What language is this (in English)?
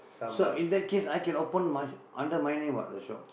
English